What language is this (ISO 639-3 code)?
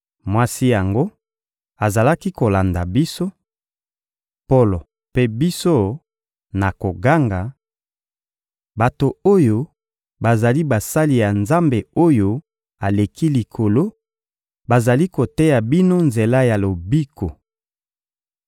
lin